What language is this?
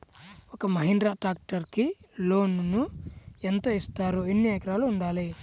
Telugu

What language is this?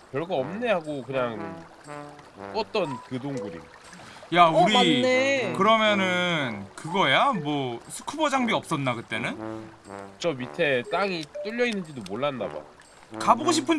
Korean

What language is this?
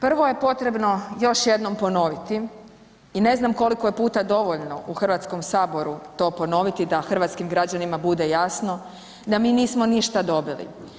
Croatian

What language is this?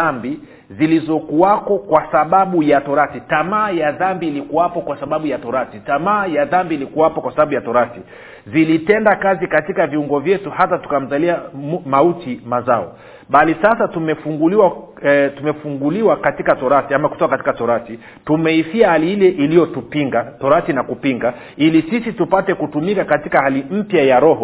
Swahili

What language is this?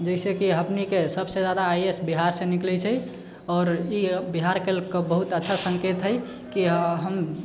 Maithili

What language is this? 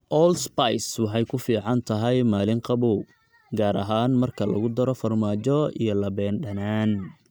Somali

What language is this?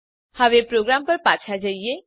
Gujarati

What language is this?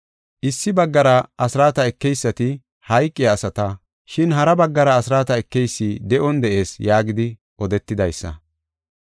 Gofa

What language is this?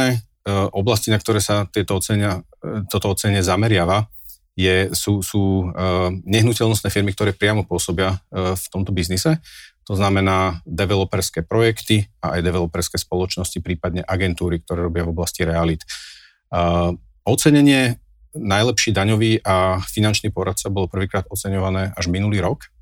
Slovak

